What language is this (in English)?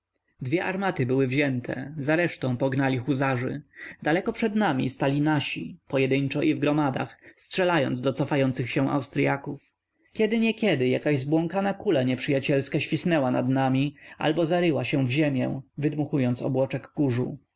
Polish